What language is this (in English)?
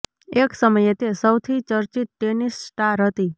Gujarati